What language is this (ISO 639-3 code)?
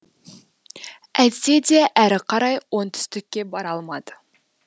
kaz